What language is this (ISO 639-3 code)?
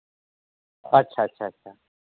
sat